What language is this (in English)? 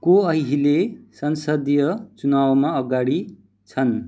Nepali